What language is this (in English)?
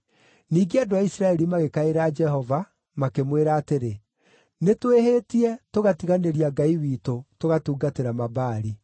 Kikuyu